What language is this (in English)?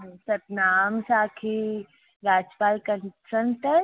Sindhi